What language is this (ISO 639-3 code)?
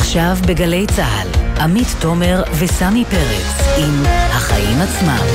heb